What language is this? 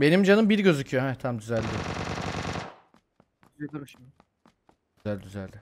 Turkish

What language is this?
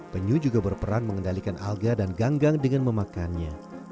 Indonesian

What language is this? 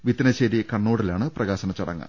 Malayalam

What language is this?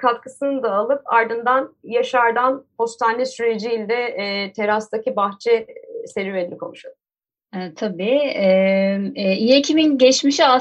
Turkish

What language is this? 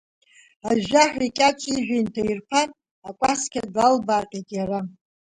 Abkhazian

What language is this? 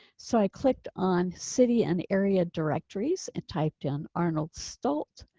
English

